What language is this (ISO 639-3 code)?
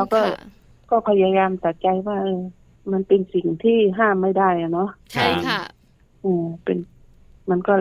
tha